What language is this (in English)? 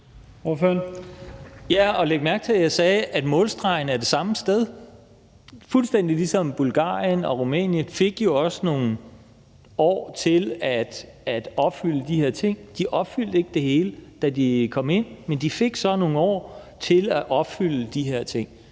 Danish